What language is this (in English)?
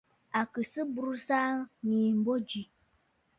Bafut